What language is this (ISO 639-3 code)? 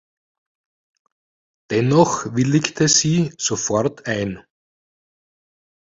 deu